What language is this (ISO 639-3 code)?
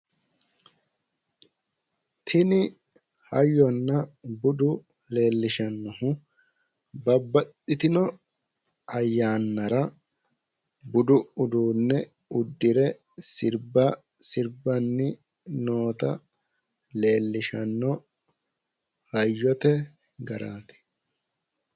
sid